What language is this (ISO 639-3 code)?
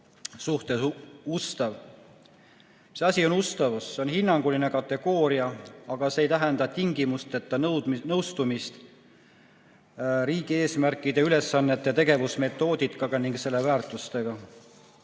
est